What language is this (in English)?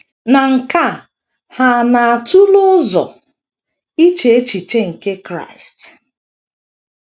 Igbo